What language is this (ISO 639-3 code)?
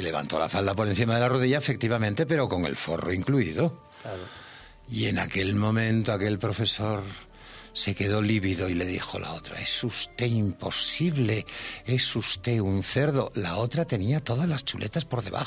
spa